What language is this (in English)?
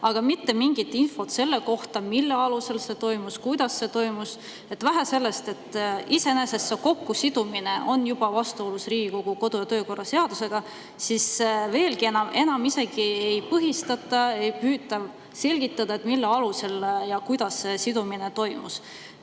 Estonian